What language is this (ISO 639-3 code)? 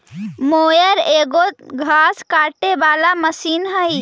mag